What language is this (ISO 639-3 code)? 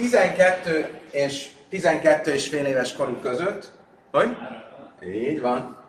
hun